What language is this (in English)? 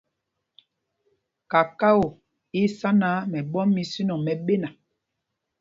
Mpumpong